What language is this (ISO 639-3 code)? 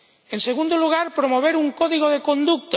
spa